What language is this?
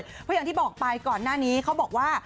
Thai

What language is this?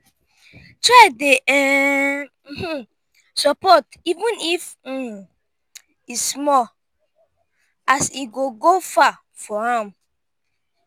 Nigerian Pidgin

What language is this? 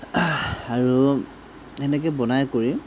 Assamese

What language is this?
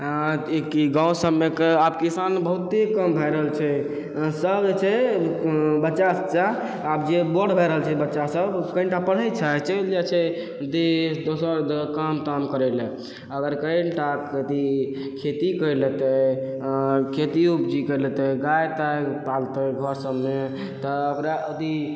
Maithili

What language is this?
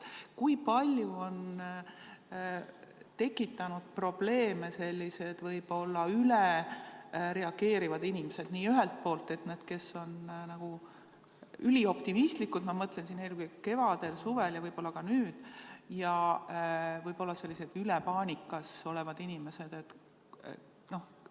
Estonian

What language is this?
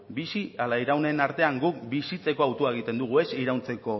Basque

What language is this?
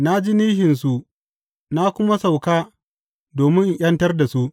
Hausa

